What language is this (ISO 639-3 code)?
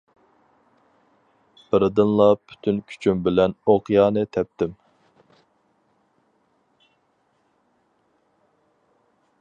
uig